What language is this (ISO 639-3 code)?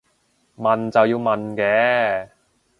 yue